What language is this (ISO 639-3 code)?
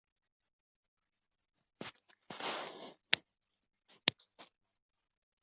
zho